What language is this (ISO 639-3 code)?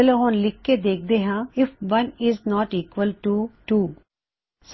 pan